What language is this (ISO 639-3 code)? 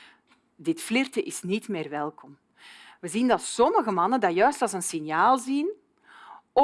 nld